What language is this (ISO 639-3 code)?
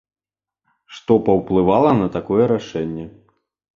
bel